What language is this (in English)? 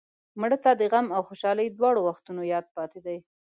Pashto